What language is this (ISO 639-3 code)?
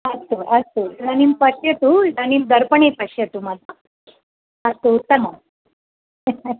san